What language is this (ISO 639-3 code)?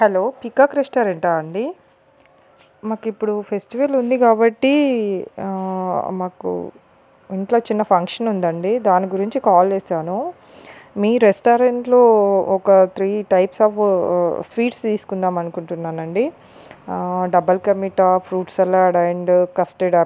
tel